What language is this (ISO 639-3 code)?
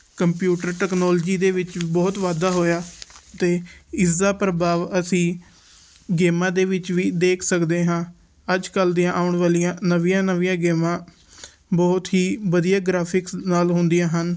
pan